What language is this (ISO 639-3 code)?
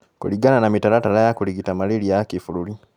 kik